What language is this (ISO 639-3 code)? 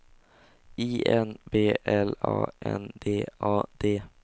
swe